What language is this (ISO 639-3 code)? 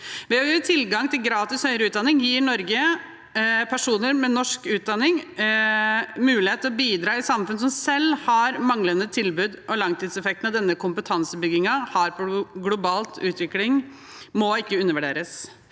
nor